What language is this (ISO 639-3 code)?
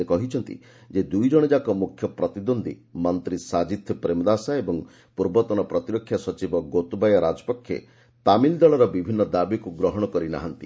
ori